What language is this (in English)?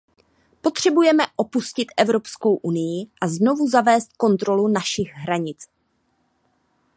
Czech